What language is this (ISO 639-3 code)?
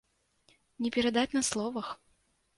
bel